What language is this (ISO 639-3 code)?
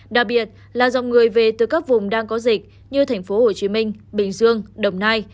vie